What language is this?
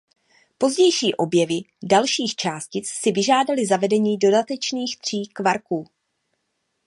Czech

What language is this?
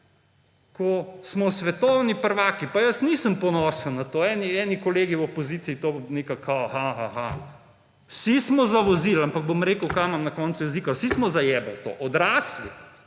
Slovenian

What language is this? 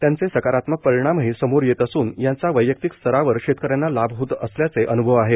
Marathi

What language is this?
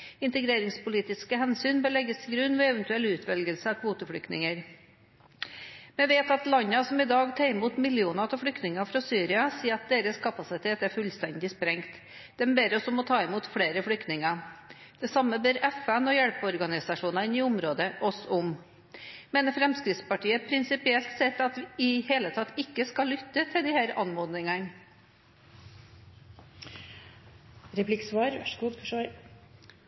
Norwegian Bokmål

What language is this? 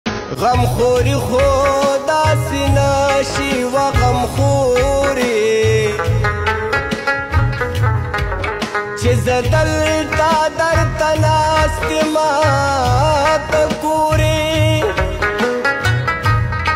Marathi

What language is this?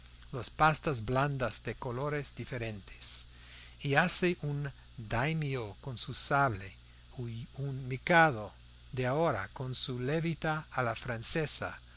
Spanish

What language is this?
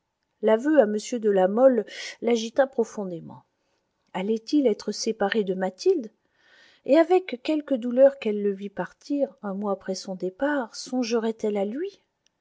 French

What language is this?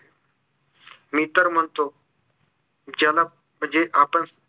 Marathi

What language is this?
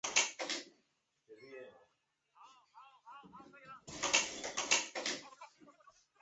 Chinese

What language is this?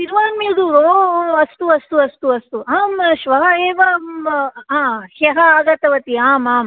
Sanskrit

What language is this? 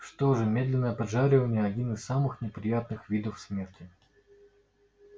Russian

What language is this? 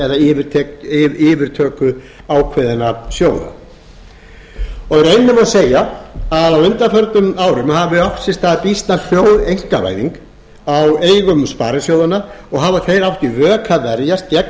Icelandic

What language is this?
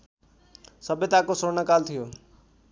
Nepali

